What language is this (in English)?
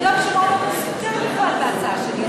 Hebrew